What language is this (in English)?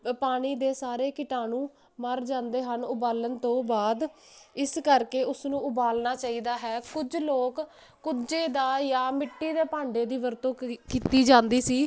Punjabi